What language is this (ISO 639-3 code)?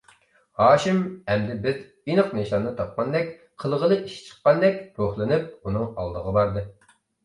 uig